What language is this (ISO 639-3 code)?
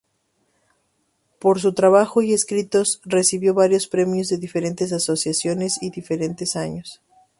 spa